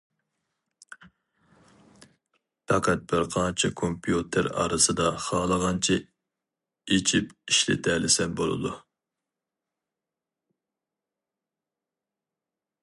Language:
Uyghur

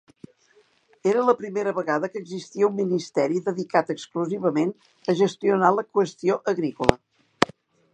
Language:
Catalan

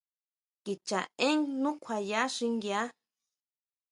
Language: Huautla Mazatec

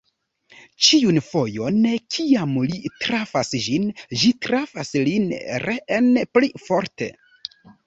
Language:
Esperanto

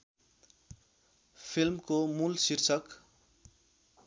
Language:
Nepali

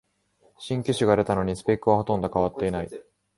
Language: Japanese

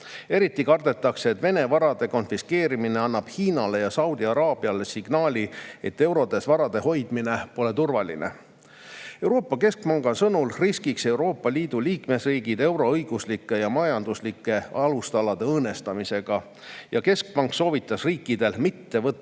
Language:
Estonian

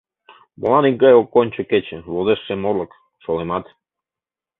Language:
Mari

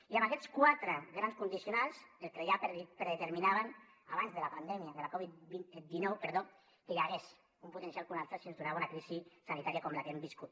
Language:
Catalan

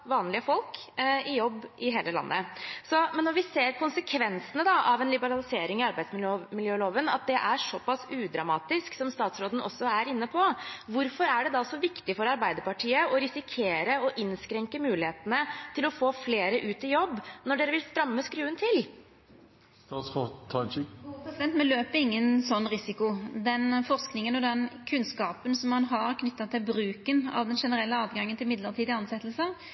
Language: Norwegian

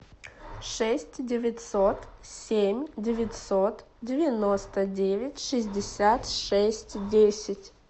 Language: Russian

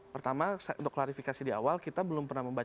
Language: Indonesian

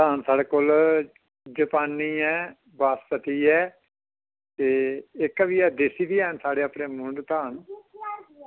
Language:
Dogri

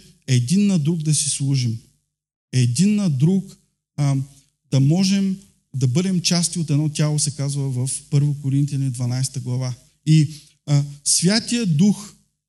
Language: Bulgarian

